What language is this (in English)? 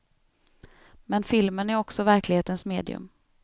Swedish